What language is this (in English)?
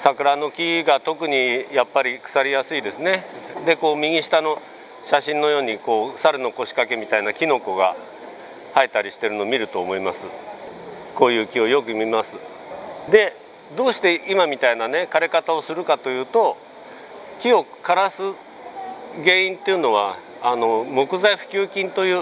Japanese